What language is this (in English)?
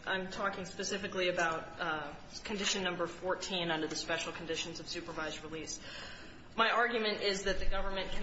English